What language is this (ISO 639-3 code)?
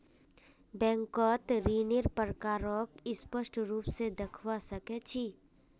mag